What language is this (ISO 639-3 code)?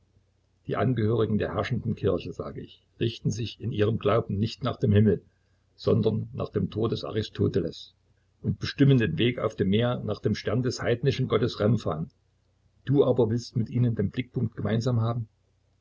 deu